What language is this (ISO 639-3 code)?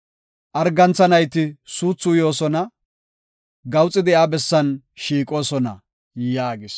gof